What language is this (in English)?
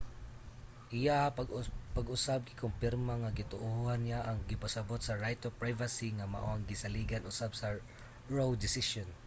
Cebuano